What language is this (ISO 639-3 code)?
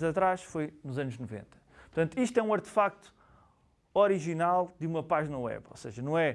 por